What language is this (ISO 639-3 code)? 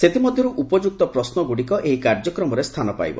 ori